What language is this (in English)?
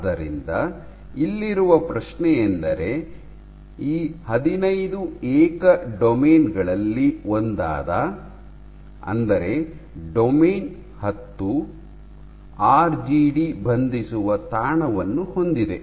Kannada